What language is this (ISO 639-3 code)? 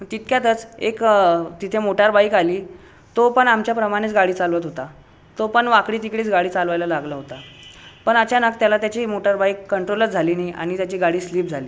mar